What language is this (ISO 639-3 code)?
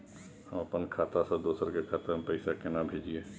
mai